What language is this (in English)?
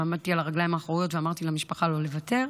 Hebrew